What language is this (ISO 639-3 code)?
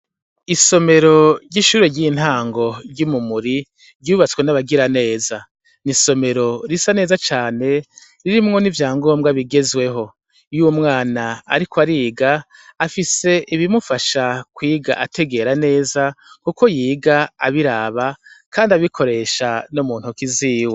run